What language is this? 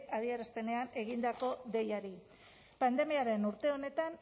Basque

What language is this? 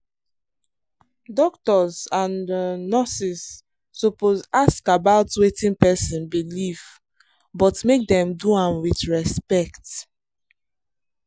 Nigerian Pidgin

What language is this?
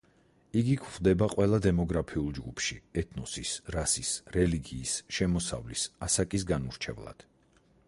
Georgian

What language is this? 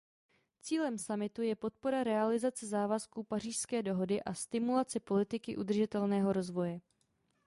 Czech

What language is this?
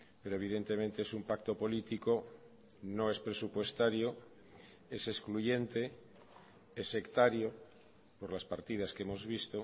Spanish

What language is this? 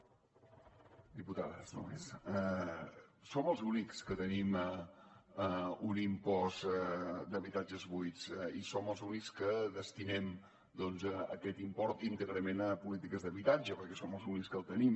Catalan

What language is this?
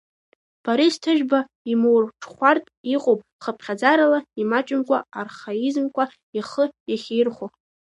Abkhazian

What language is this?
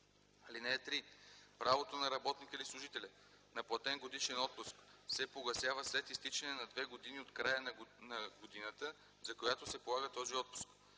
Bulgarian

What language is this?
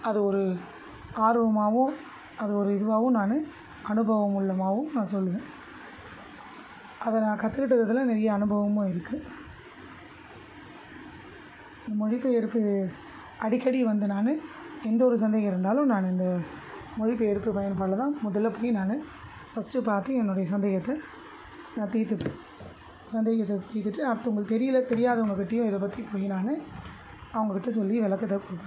Tamil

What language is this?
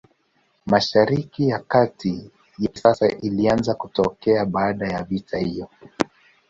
Swahili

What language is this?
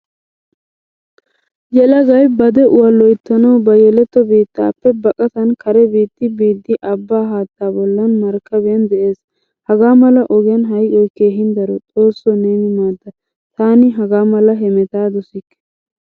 Wolaytta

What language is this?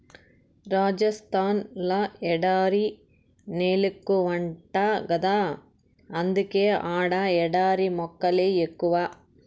Telugu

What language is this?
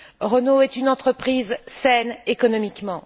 French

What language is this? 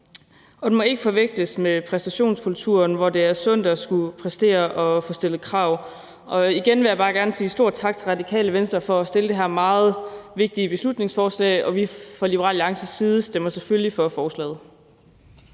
Danish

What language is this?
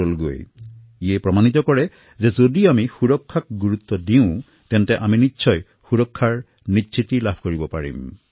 Assamese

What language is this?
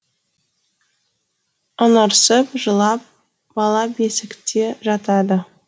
Kazakh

